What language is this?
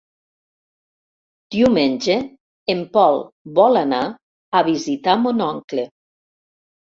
Catalan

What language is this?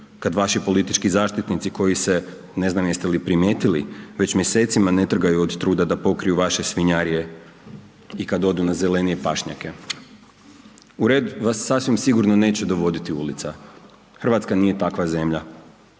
Croatian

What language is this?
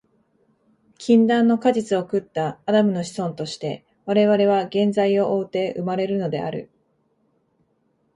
Japanese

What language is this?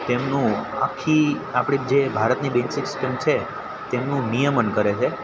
Gujarati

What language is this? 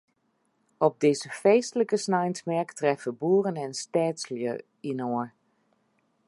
Western Frisian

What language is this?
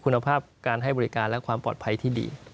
Thai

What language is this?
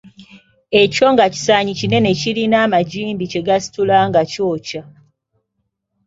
Ganda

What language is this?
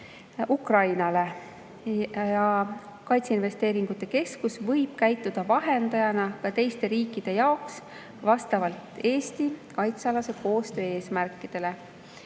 Estonian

